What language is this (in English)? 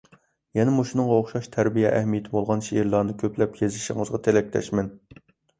Uyghur